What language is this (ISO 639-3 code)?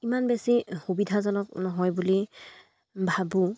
asm